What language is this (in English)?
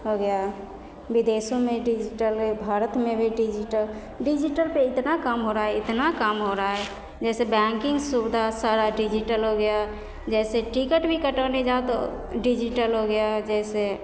Maithili